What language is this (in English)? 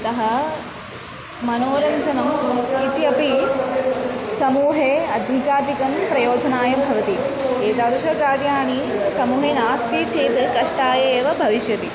Sanskrit